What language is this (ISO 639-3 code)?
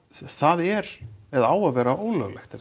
isl